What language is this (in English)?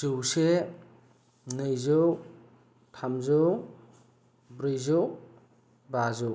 Bodo